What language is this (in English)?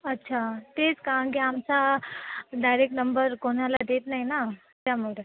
Marathi